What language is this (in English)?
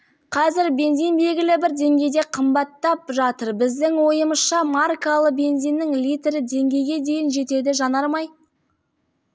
Kazakh